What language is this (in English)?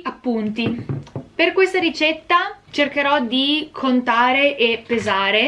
Italian